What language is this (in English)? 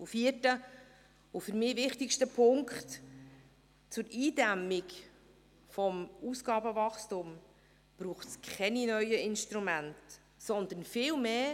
Swiss German